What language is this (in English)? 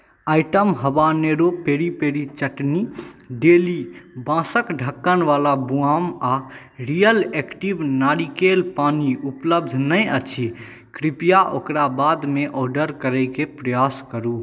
Maithili